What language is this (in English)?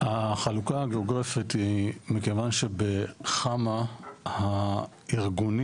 Hebrew